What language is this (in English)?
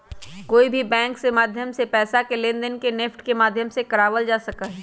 Magahi